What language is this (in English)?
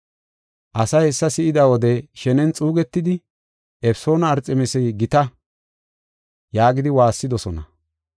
Gofa